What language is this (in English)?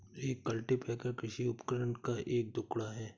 Hindi